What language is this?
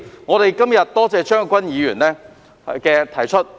Cantonese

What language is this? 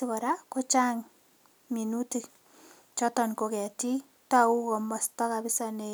Kalenjin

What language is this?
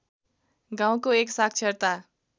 Nepali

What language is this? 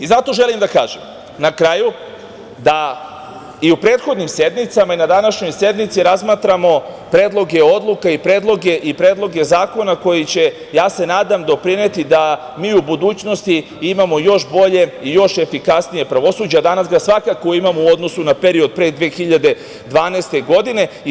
Serbian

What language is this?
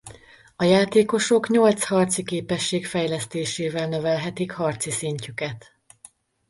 Hungarian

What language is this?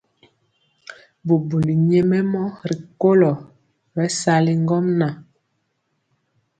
Mpiemo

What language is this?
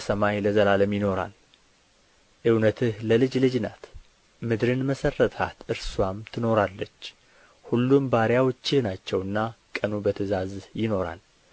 Amharic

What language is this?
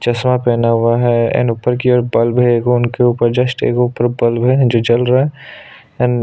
Hindi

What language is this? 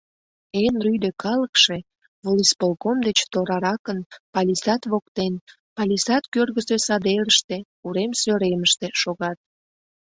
Mari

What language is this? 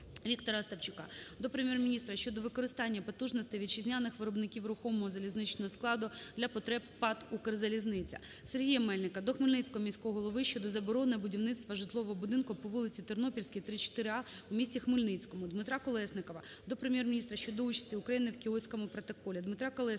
Ukrainian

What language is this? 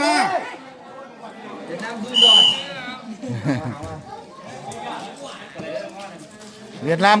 Vietnamese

